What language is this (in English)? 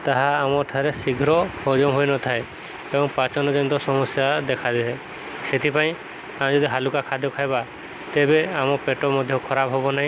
Odia